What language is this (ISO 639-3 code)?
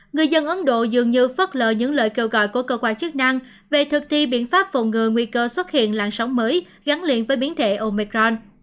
vie